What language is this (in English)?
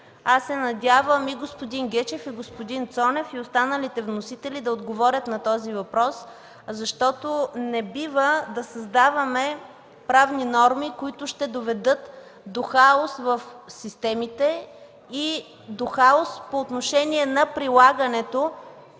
Bulgarian